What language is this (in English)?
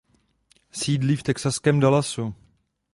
Czech